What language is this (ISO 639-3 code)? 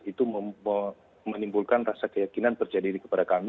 ind